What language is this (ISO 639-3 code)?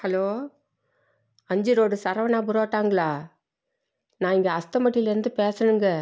tam